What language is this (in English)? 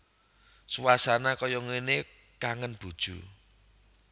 Javanese